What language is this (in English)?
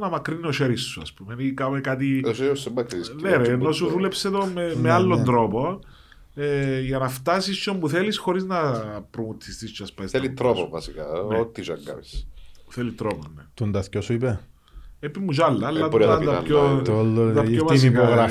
Greek